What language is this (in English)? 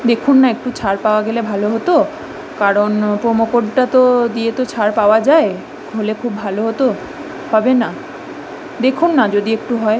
Bangla